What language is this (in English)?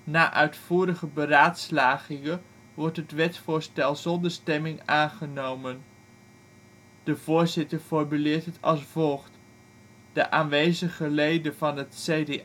Dutch